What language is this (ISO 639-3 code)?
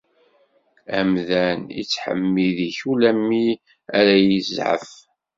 kab